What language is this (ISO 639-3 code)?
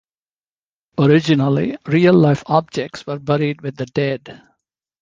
eng